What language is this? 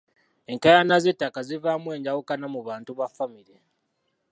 Ganda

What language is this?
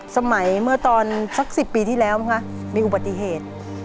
Thai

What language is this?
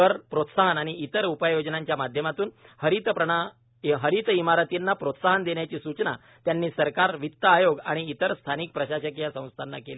Marathi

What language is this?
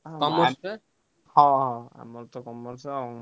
Odia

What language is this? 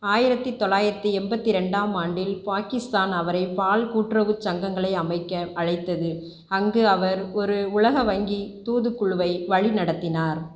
Tamil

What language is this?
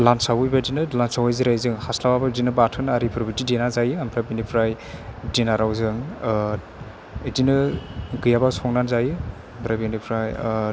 Bodo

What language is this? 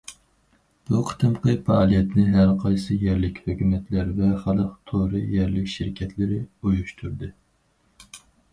Uyghur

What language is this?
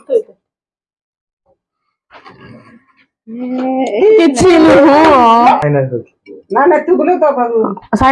Odia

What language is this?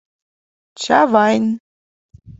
Mari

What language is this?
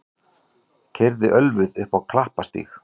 Icelandic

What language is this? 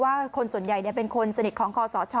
Thai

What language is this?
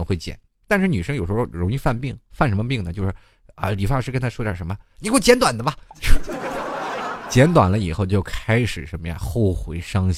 Chinese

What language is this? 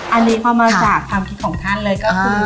Thai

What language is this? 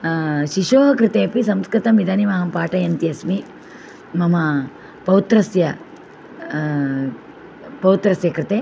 Sanskrit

